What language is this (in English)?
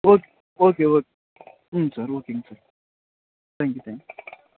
Tamil